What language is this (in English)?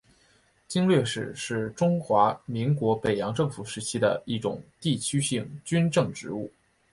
Chinese